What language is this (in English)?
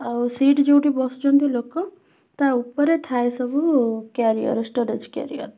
Odia